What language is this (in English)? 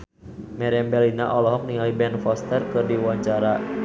Sundanese